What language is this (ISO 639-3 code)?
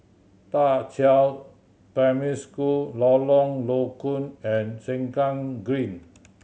eng